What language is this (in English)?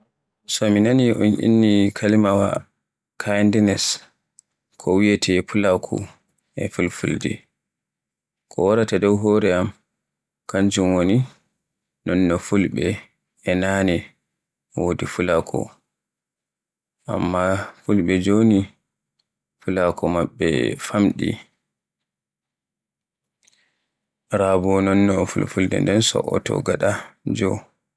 Borgu Fulfulde